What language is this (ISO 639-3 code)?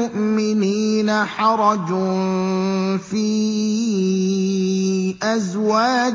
ara